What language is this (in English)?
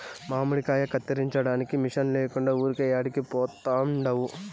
Telugu